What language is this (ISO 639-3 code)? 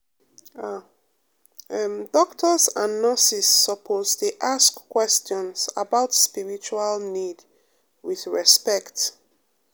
pcm